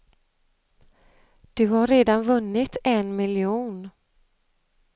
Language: Swedish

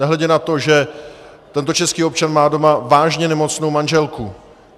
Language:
Czech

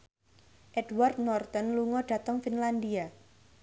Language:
Javanese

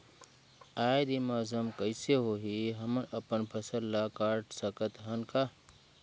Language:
Chhattisgarhi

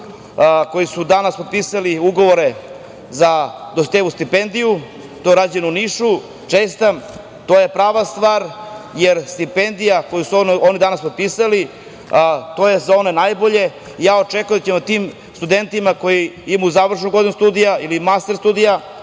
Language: Serbian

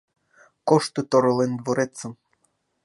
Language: Mari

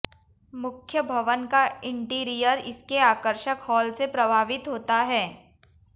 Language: Hindi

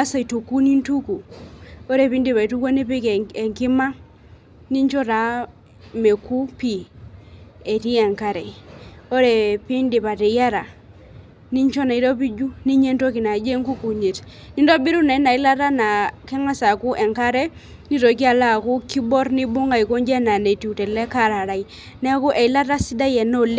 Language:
Masai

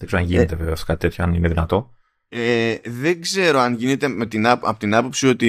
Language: Greek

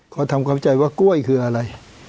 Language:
Thai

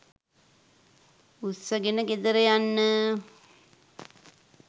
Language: Sinhala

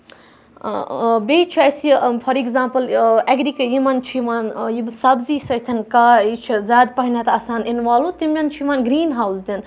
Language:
Kashmiri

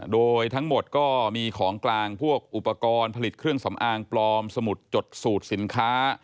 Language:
Thai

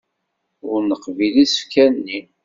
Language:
Kabyle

